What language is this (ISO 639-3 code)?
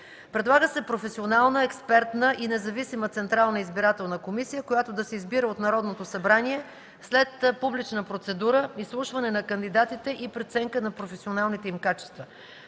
bul